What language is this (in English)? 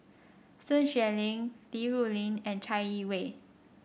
English